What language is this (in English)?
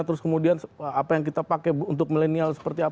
Indonesian